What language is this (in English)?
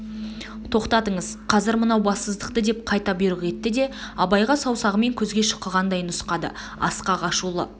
Kazakh